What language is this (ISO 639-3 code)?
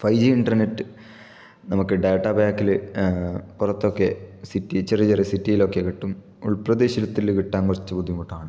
mal